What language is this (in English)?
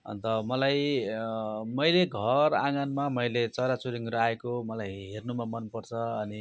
Nepali